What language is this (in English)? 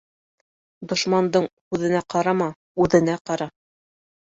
Bashkir